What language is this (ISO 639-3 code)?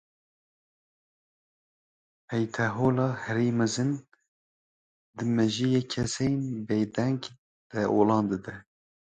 kur